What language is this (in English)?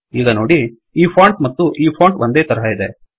Kannada